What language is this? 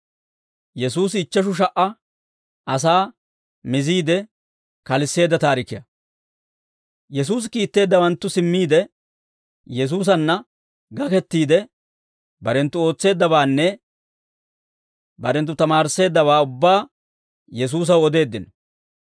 Dawro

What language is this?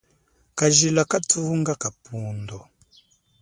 Chokwe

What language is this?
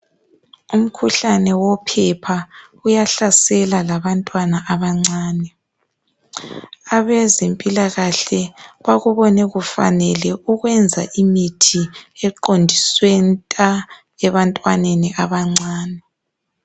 North Ndebele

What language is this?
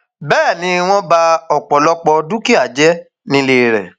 Yoruba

